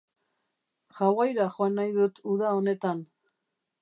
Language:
Basque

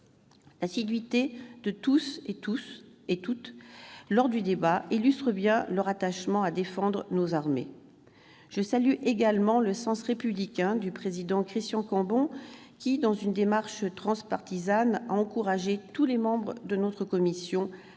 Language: French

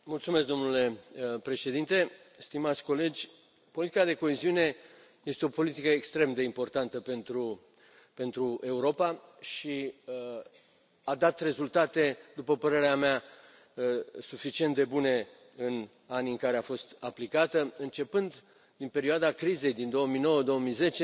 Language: Romanian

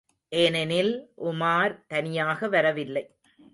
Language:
Tamil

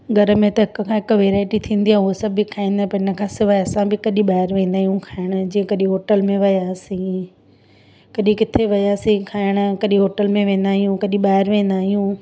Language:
Sindhi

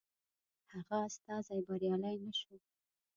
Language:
Pashto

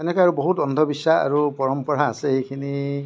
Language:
Assamese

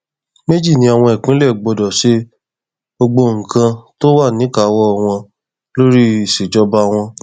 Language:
Yoruba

